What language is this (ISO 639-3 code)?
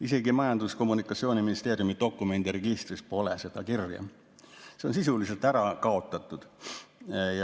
est